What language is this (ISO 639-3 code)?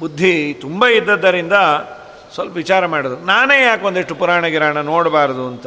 kan